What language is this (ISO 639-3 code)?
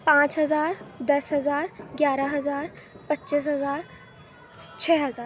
urd